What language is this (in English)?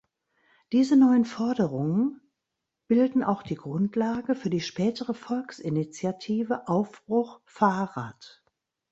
German